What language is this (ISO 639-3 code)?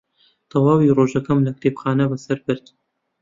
ckb